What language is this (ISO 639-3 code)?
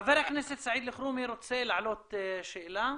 heb